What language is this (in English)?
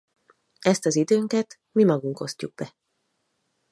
Hungarian